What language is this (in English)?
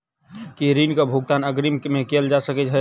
Maithili